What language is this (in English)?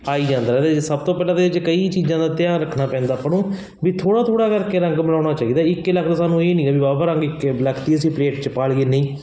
Punjabi